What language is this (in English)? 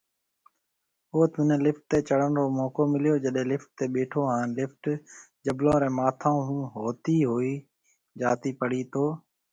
Marwari (Pakistan)